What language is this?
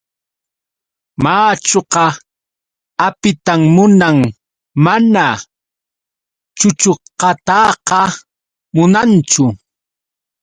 Yauyos Quechua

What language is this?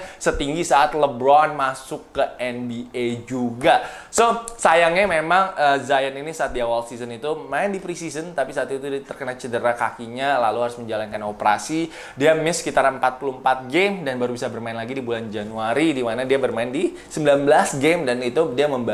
Indonesian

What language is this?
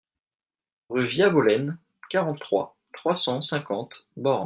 French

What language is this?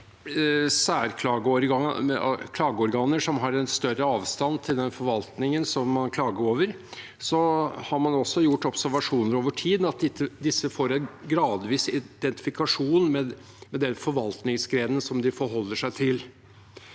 Norwegian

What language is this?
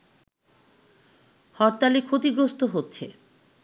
Bangla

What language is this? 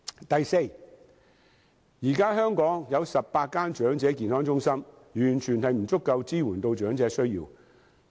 Cantonese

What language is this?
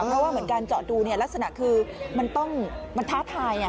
Thai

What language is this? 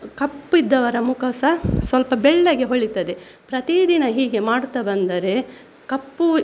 Kannada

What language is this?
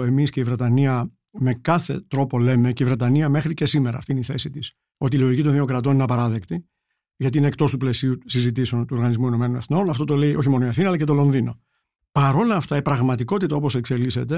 Greek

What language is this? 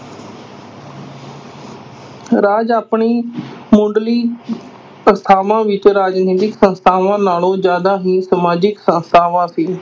Punjabi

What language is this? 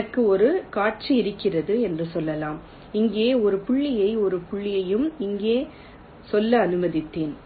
Tamil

